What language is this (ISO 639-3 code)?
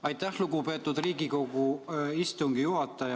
est